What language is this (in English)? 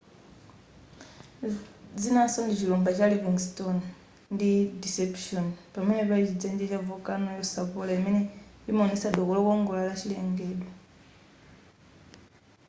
Nyanja